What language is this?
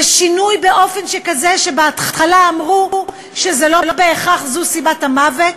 Hebrew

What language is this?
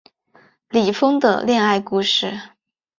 Chinese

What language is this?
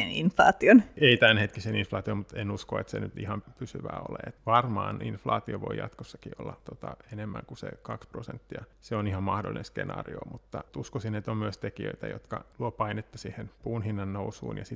Finnish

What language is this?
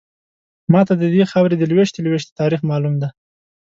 Pashto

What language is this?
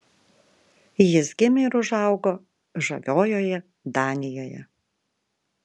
Lithuanian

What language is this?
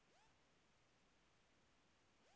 Bhojpuri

